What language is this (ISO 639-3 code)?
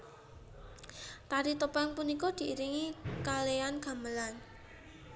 jav